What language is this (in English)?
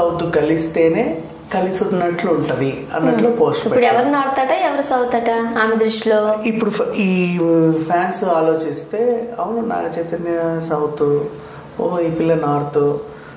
Telugu